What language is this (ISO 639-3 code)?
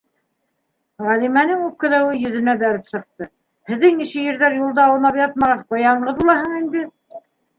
bak